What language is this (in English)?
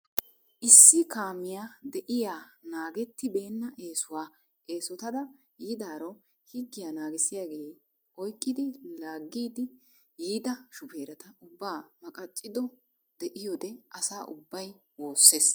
Wolaytta